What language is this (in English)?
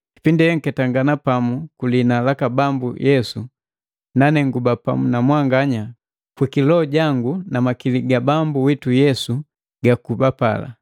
Matengo